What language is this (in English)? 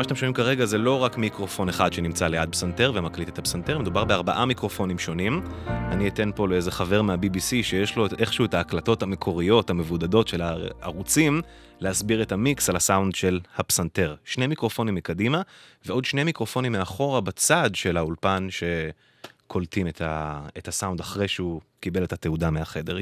Hebrew